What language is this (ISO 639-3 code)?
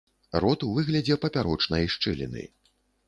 bel